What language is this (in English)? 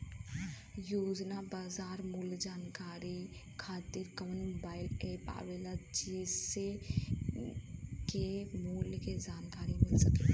Bhojpuri